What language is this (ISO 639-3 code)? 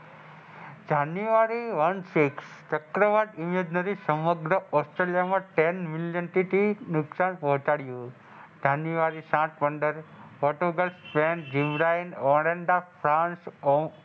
guj